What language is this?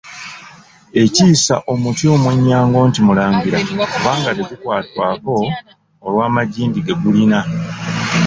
Ganda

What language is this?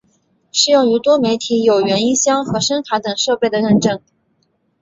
Chinese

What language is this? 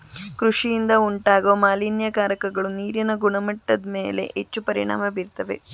Kannada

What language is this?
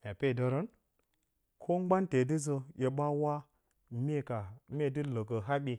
Bacama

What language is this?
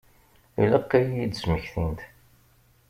Kabyle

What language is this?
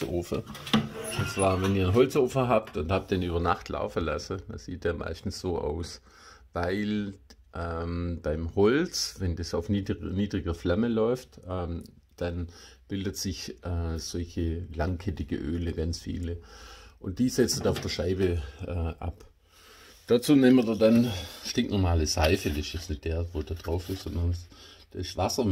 German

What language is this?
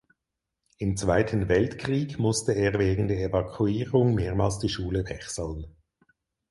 German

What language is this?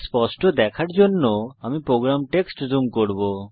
Bangla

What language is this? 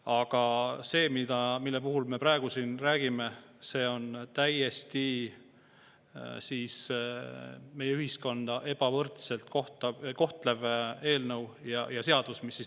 Estonian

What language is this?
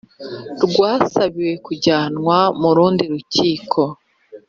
Kinyarwanda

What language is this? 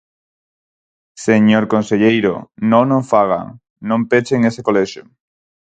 Galician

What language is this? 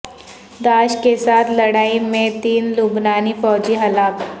Urdu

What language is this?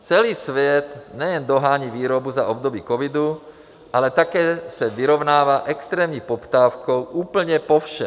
Czech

